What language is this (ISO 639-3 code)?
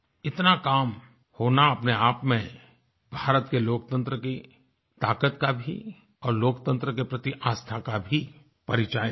hin